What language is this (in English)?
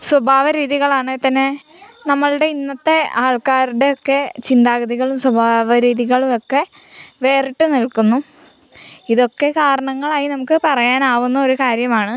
Malayalam